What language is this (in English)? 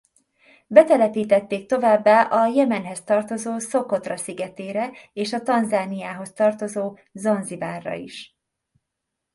Hungarian